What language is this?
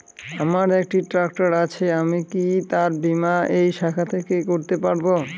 Bangla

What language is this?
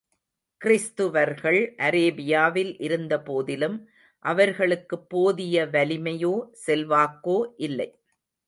Tamil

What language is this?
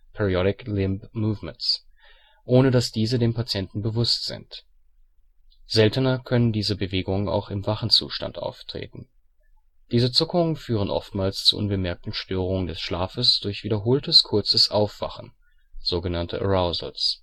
German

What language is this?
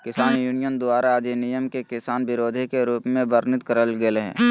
Magahi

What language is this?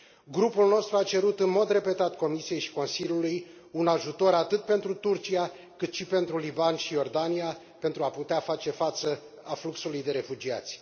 Romanian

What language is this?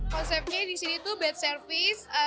Indonesian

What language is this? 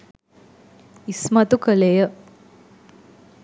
Sinhala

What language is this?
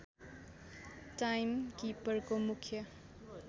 Nepali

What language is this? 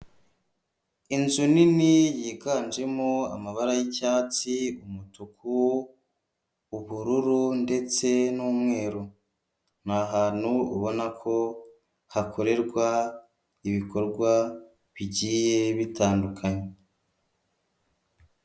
Kinyarwanda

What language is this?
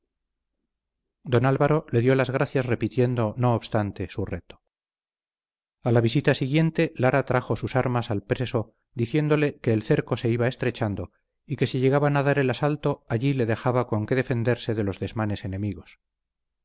Spanish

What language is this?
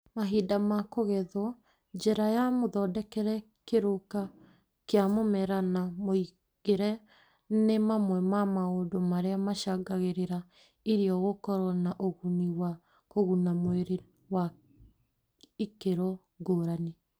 Kikuyu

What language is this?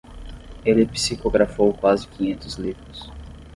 Portuguese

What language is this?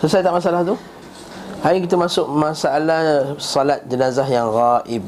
Malay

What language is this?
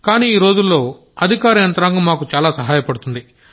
Telugu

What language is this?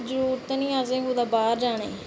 Dogri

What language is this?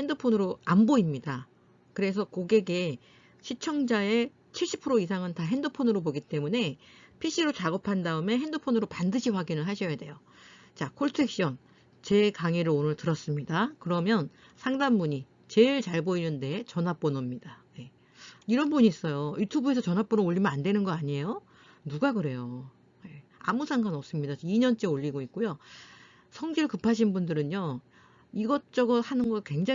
Korean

